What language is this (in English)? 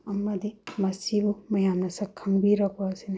Manipuri